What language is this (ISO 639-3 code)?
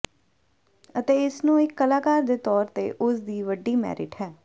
pan